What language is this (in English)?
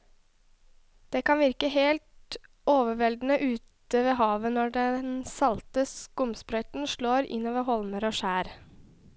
Norwegian